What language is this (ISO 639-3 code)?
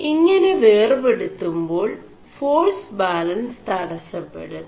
mal